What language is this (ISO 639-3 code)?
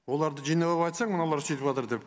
kaz